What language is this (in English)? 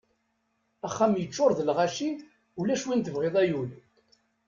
Kabyle